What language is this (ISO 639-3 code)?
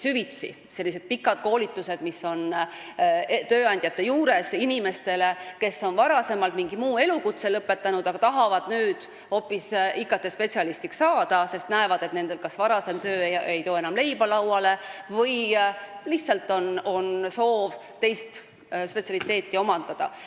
est